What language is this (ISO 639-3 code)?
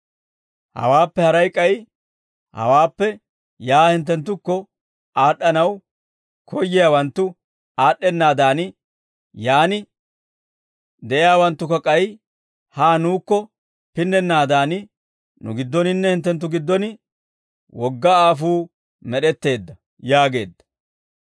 dwr